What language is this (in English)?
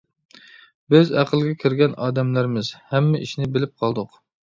Uyghur